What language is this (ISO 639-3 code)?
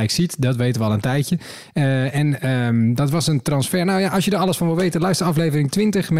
nld